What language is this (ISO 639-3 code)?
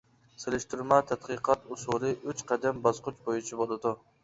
uig